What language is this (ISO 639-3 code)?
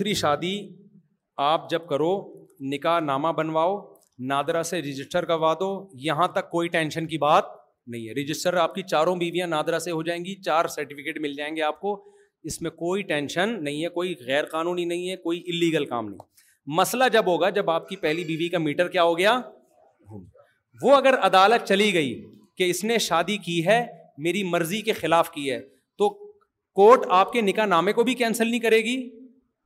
urd